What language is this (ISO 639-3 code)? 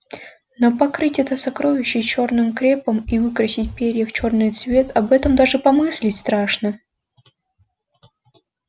rus